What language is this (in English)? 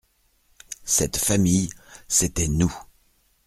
French